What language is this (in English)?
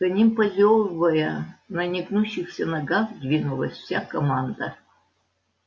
Russian